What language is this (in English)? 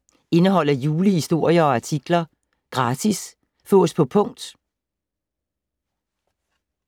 Danish